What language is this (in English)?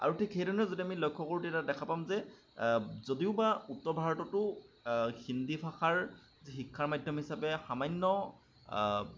Assamese